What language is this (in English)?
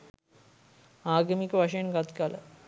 Sinhala